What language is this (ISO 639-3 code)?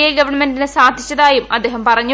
mal